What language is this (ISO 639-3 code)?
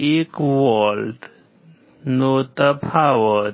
guj